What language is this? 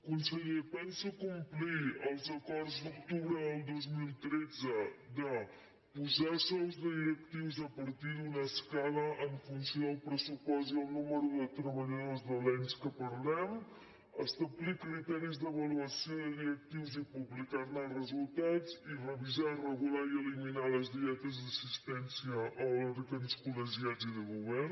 Catalan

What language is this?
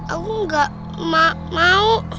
Indonesian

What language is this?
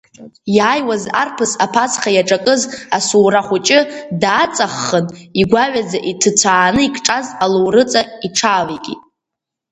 Abkhazian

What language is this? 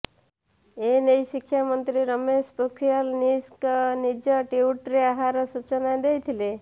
Odia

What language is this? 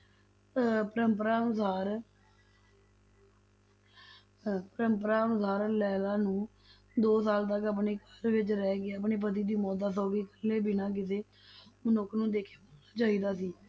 Punjabi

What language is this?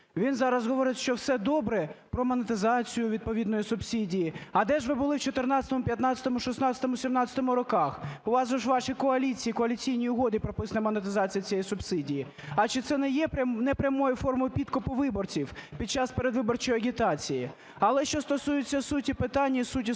Ukrainian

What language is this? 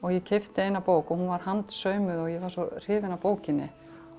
Icelandic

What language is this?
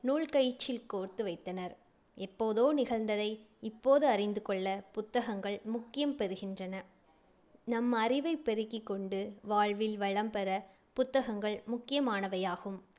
Tamil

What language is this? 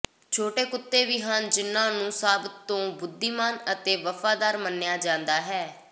Punjabi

